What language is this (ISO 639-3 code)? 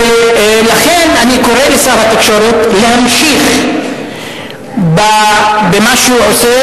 heb